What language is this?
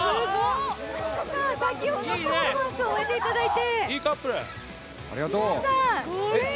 Japanese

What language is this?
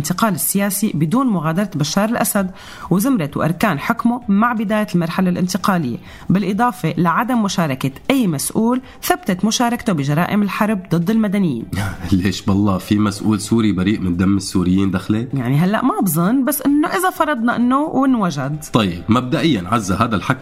Arabic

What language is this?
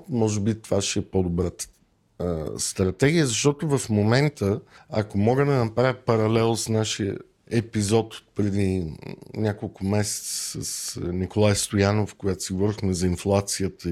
Bulgarian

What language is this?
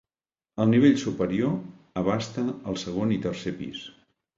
Catalan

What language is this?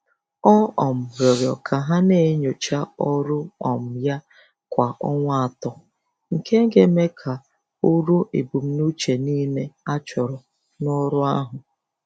Igbo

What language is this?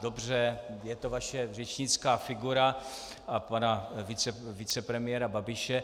Czech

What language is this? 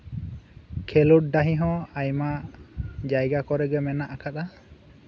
Santali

